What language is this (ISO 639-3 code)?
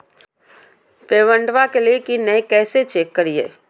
mag